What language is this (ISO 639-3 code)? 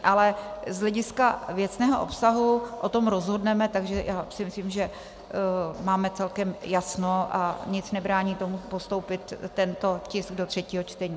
ces